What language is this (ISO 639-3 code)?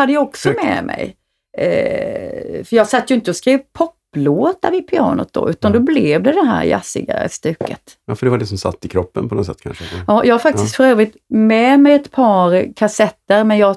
swe